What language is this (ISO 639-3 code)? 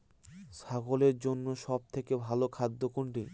ben